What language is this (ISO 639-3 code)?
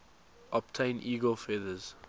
eng